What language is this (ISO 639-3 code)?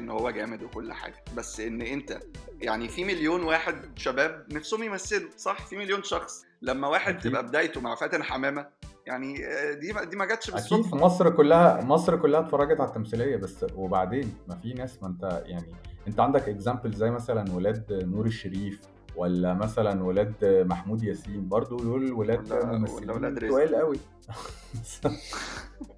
ara